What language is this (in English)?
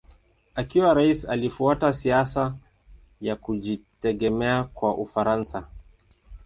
Swahili